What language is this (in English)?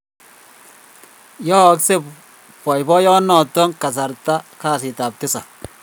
Kalenjin